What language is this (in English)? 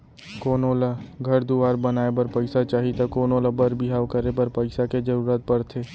Chhattisgarhi